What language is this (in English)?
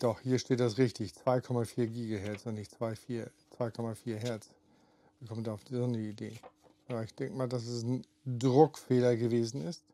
German